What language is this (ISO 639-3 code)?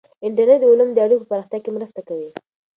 pus